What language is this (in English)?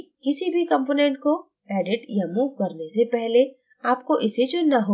Hindi